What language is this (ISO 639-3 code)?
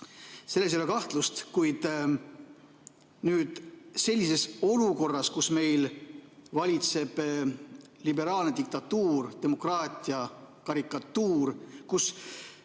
est